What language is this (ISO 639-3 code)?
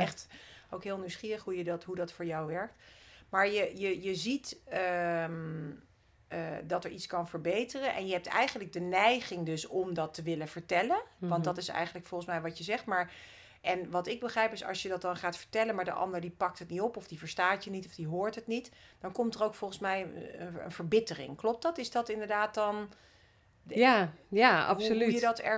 nld